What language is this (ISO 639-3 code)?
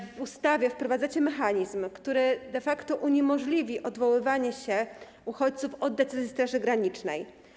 pol